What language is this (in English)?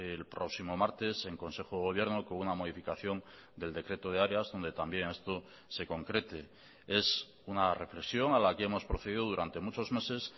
Spanish